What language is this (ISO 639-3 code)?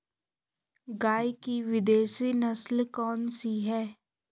hin